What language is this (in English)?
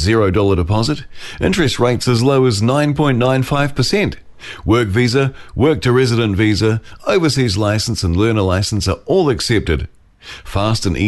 Filipino